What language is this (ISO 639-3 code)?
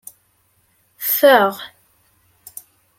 kab